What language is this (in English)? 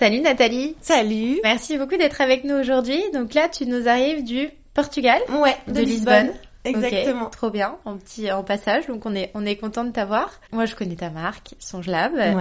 French